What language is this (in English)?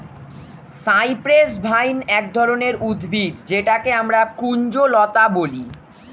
Bangla